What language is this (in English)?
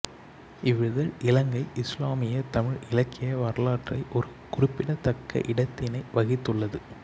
Tamil